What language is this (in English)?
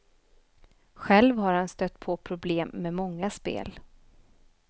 Swedish